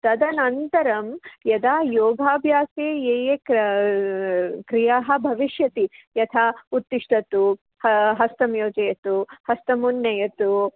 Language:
Sanskrit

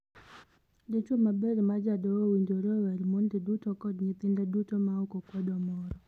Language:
Luo (Kenya and Tanzania)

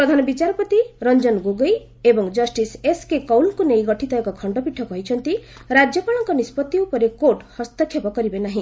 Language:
Odia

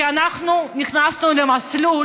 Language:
Hebrew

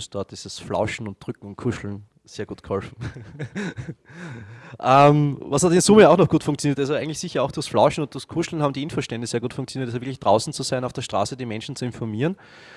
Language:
German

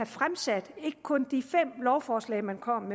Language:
Danish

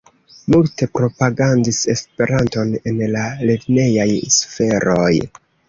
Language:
Esperanto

